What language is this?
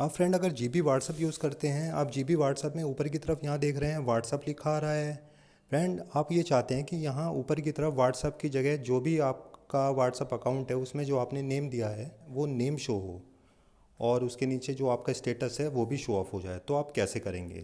Hindi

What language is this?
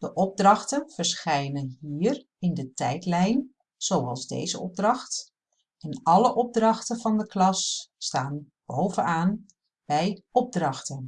Dutch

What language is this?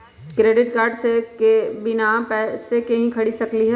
Magahi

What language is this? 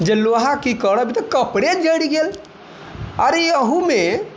Maithili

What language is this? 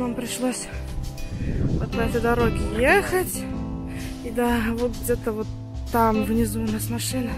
Russian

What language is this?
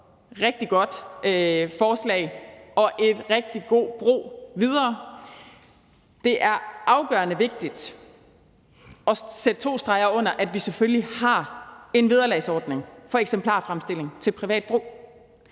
Danish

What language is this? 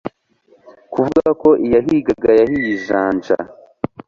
Kinyarwanda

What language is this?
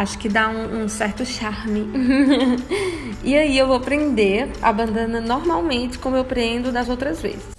Portuguese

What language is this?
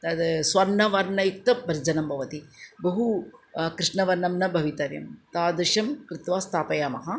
Sanskrit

